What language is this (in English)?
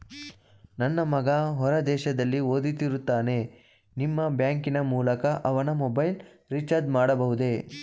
Kannada